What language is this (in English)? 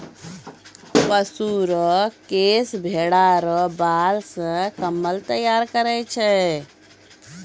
Maithili